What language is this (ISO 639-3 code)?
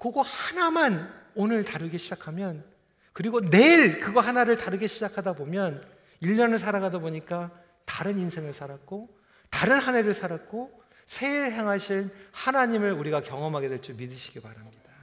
kor